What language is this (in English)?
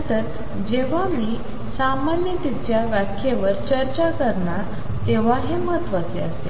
Marathi